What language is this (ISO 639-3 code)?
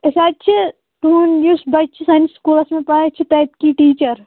kas